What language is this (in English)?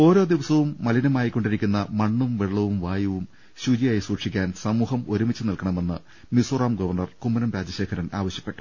Malayalam